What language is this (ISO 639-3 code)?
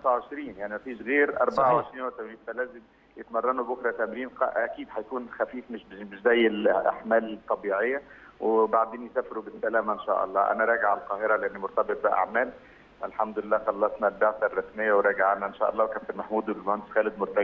ara